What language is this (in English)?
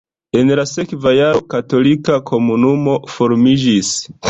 Esperanto